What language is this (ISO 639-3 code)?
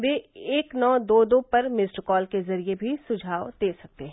hin